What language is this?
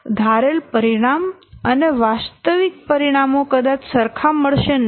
Gujarati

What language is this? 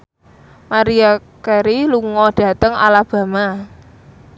Javanese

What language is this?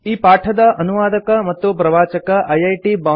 Kannada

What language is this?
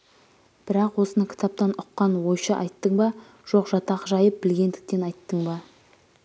Kazakh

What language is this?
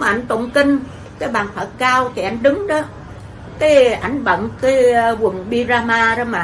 Vietnamese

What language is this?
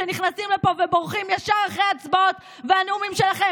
Hebrew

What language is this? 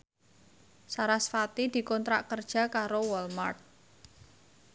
Javanese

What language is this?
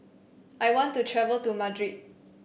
English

